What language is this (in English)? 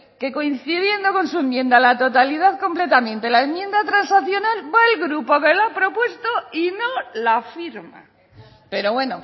Spanish